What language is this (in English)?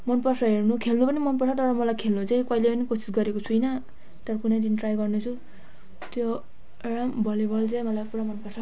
Nepali